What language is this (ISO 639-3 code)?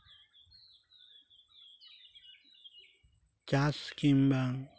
sat